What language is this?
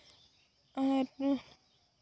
Santali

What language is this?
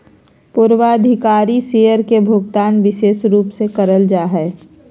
Magahi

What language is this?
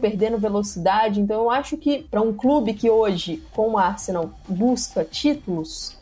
Portuguese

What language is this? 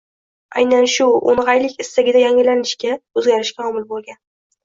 Uzbek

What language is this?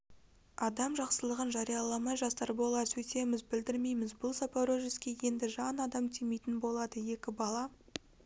Kazakh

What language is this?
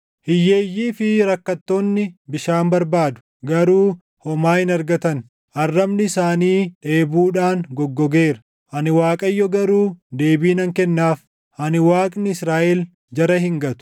Oromo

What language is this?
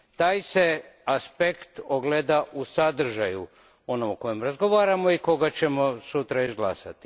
Croatian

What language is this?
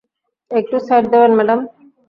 Bangla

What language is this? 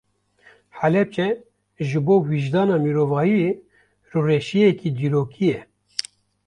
Kurdish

